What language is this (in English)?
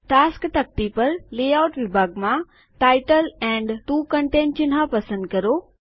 Gujarati